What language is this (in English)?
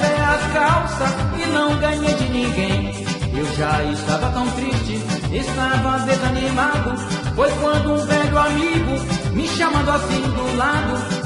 Portuguese